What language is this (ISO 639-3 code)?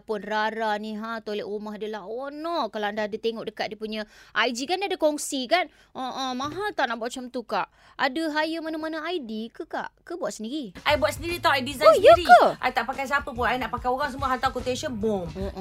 msa